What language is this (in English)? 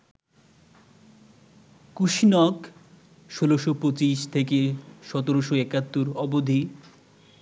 Bangla